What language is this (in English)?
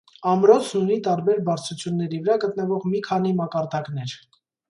Armenian